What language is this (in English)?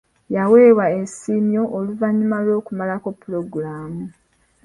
Ganda